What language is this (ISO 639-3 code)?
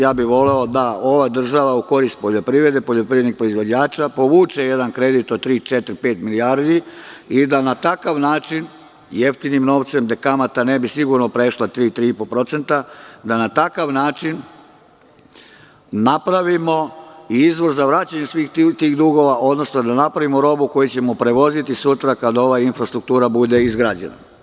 srp